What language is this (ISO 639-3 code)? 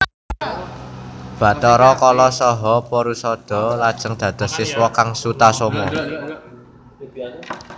jav